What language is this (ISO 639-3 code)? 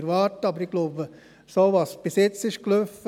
gsw